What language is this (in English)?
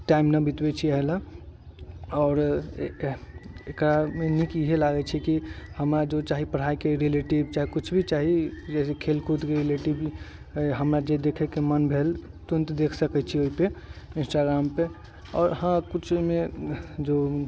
Maithili